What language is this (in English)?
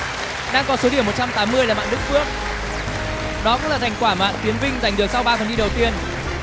Vietnamese